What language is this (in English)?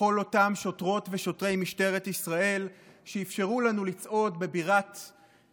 Hebrew